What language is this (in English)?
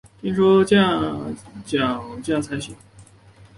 Chinese